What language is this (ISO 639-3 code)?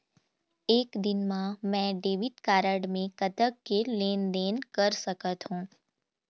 hne